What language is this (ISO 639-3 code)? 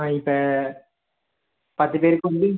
tam